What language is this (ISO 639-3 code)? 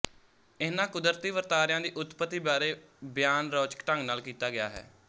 pan